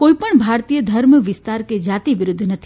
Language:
Gujarati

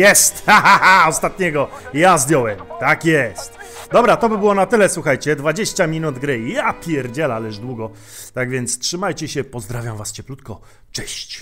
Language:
Polish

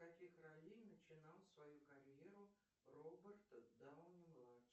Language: Russian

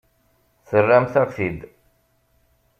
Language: Kabyle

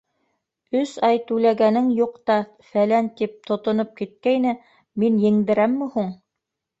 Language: Bashkir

